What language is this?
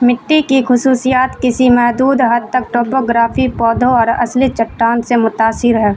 Urdu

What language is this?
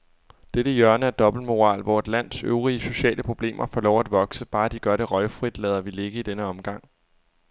Danish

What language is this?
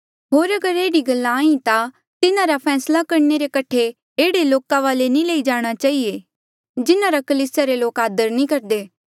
Mandeali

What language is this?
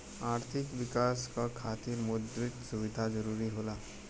Bhojpuri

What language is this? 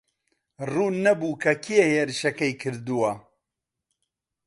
Central Kurdish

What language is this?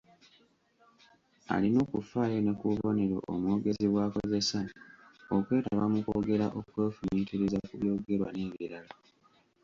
Ganda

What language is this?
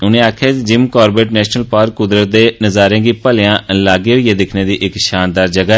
Dogri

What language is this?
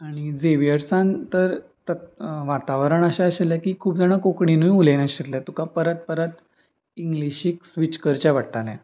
Konkani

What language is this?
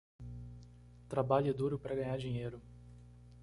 Portuguese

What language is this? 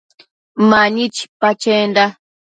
Matsés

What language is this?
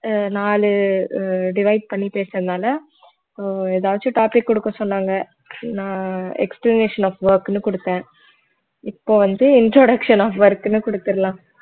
Tamil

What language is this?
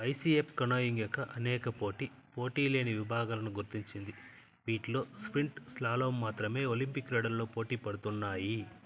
Telugu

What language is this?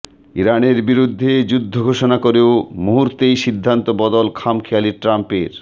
Bangla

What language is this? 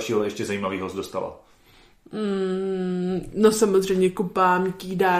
Czech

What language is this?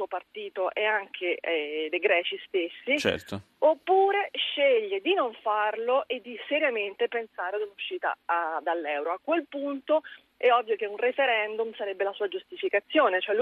Italian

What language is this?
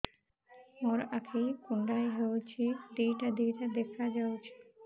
Odia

